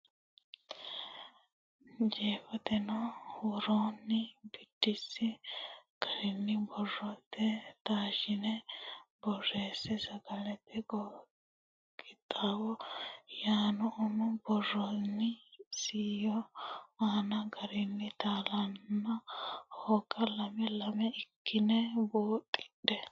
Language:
Sidamo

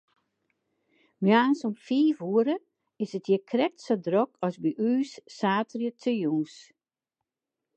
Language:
Western Frisian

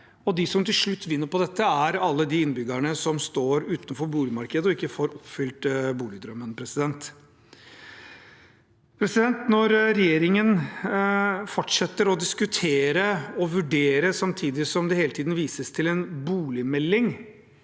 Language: Norwegian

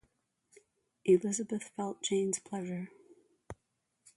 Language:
English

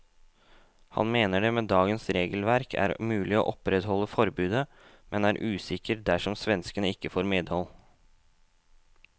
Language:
Norwegian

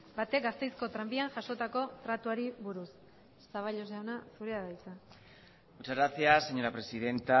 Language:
Basque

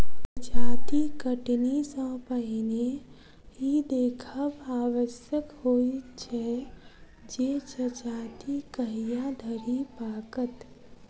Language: Maithili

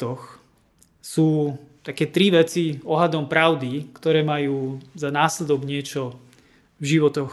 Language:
Slovak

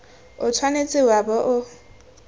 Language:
Tswana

